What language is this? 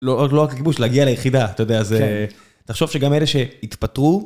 Hebrew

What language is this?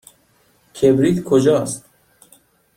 Persian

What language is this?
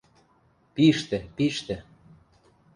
Western Mari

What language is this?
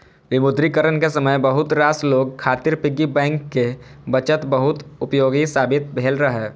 Maithili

